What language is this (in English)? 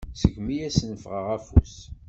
Kabyle